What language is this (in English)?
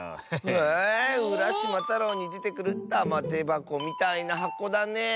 Japanese